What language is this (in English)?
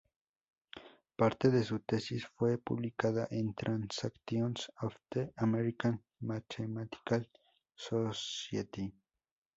Spanish